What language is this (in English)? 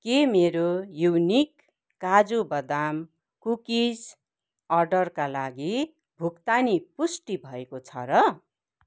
Nepali